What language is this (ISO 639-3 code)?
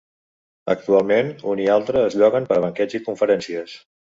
cat